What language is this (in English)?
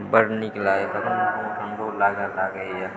Maithili